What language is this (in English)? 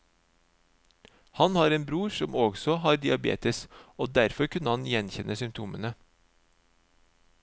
Norwegian